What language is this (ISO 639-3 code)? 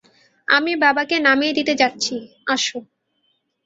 ben